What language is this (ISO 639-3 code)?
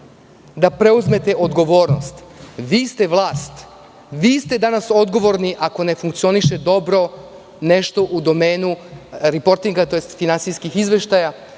srp